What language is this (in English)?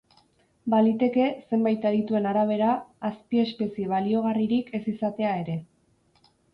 Basque